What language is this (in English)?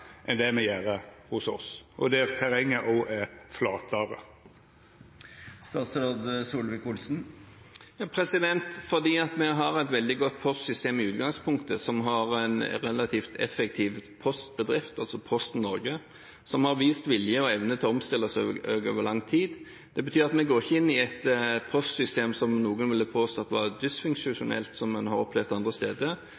Norwegian